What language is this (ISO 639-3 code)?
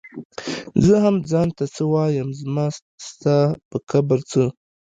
pus